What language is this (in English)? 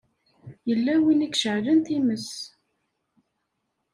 Kabyle